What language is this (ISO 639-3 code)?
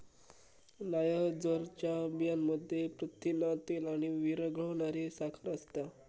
mar